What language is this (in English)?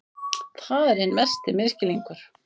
Icelandic